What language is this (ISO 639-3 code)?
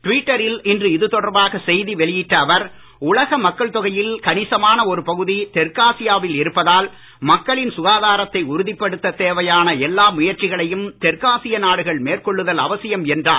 tam